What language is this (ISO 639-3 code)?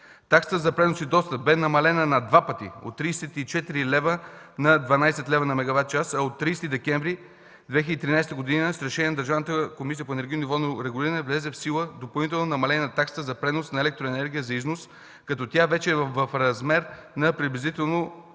bul